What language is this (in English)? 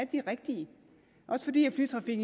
Danish